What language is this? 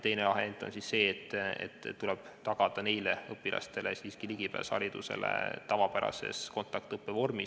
Estonian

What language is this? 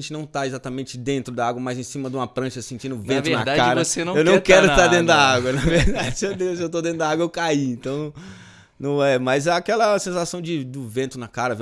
Portuguese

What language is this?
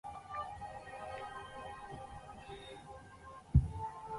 Chinese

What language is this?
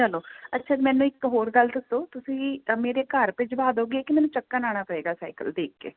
Punjabi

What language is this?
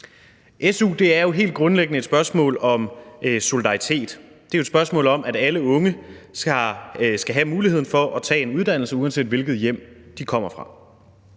Danish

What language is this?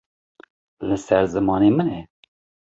Kurdish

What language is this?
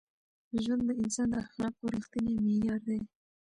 Pashto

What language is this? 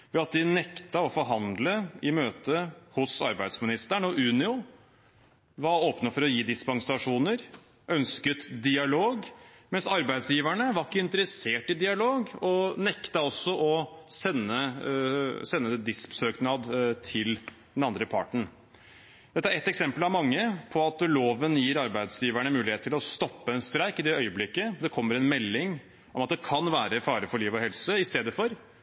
Norwegian Bokmål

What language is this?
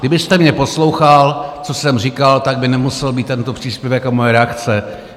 Czech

